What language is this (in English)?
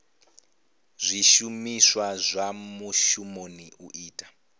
Venda